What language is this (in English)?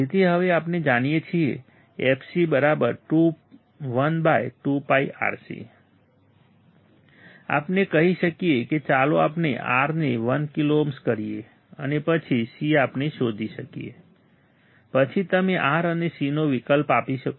Gujarati